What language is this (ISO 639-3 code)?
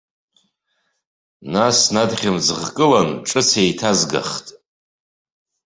abk